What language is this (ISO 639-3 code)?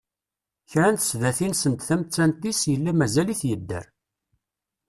kab